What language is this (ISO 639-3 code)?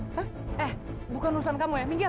ind